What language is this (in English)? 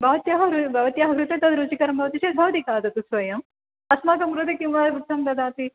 Sanskrit